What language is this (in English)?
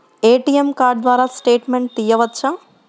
Telugu